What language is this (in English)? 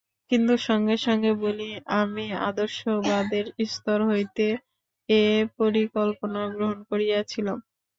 Bangla